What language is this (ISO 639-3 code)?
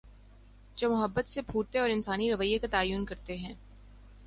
urd